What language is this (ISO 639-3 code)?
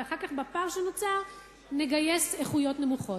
heb